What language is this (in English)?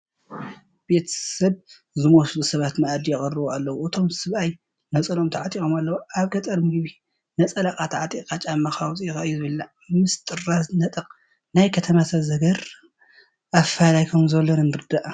Tigrinya